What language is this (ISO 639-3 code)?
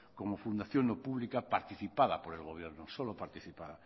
spa